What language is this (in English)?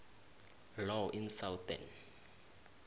South Ndebele